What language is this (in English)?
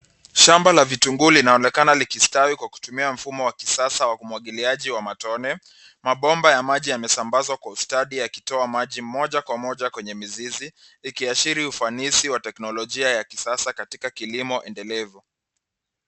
Swahili